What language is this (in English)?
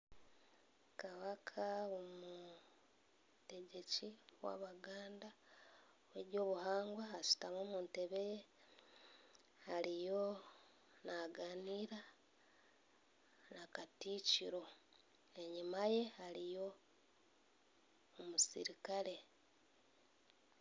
Nyankole